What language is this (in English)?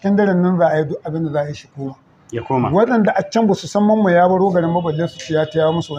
Arabic